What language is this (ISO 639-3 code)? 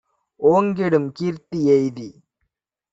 tam